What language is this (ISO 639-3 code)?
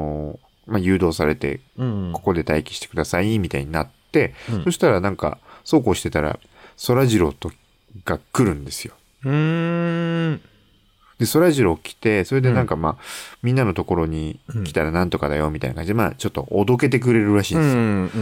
jpn